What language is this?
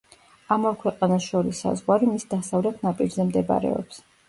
Georgian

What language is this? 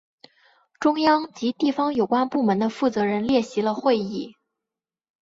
Chinese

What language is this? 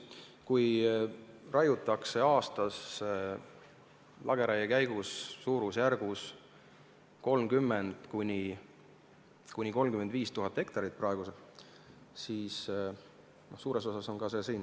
Estonian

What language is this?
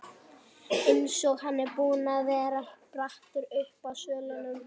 Icelandic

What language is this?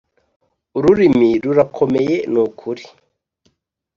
Kinyarwanda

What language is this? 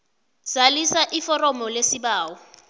South Ndebele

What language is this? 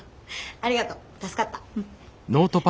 Japanese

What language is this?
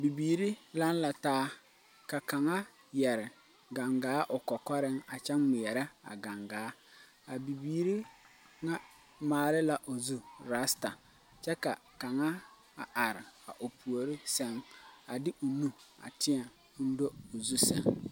Southern Dagaare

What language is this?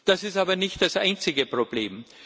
German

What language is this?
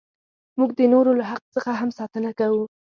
Pashto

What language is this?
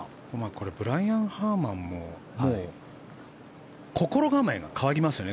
Japanese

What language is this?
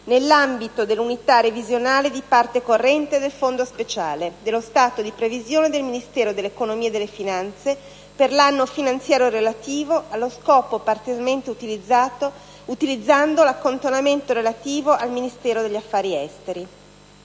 Italian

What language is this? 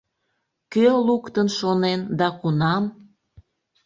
Mari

